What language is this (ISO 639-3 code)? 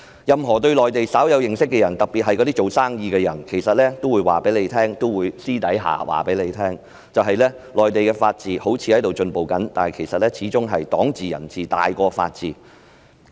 yue